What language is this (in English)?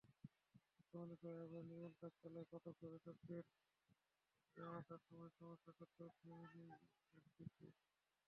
Bangla